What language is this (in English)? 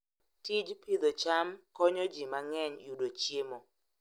Luo (Kenya and Tanzania)